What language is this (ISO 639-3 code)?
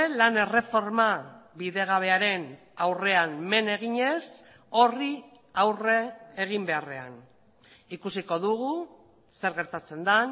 eus